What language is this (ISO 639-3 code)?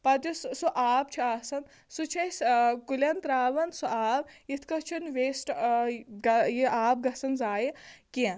kas